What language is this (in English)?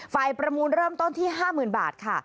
Thai